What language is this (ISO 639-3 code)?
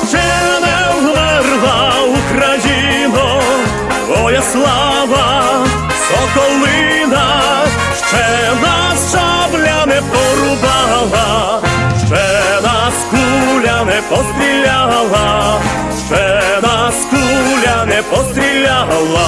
ukr